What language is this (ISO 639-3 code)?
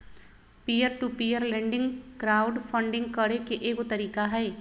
mag